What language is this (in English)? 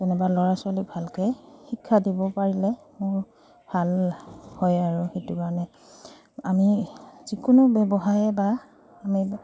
Assamese